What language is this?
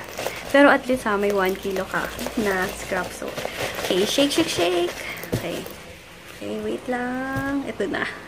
Filipino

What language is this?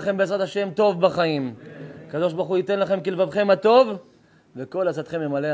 Hebrew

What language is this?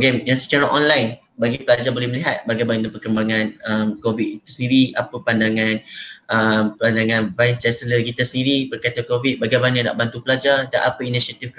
Malay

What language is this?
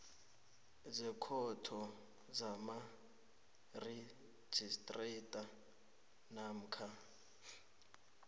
South Ndebele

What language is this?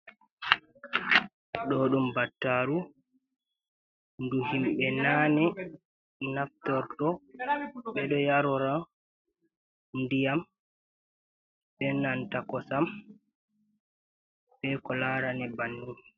Fula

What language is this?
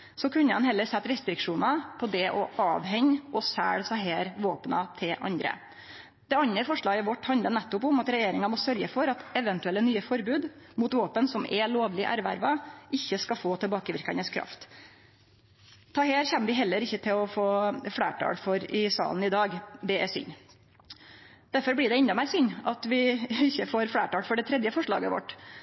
Norwegian Nynorsk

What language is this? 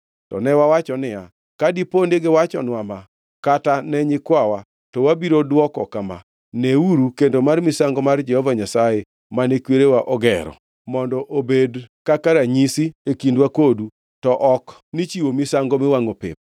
Luo (Kenya and Tanzania)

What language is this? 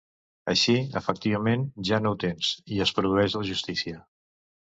Catalan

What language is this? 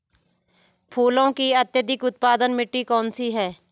Hindi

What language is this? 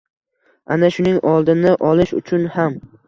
Uzbek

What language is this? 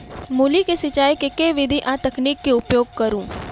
Maithili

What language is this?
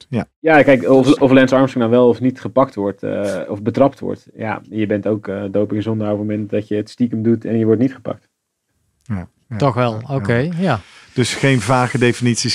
Dutch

